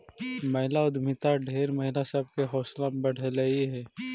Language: Magahi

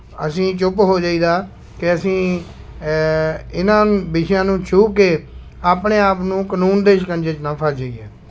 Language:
Punjabi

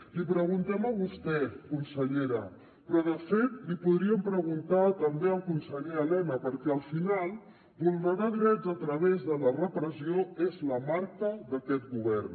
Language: Catalan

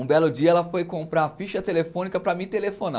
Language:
Portuguese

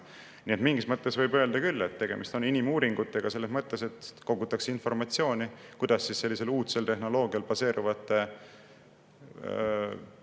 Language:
Estonian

